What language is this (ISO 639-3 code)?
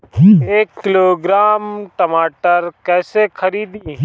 bho